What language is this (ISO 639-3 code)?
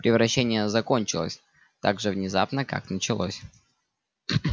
rus